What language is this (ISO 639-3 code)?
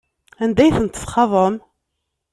kab